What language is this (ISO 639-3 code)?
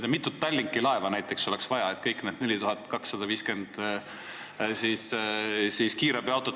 est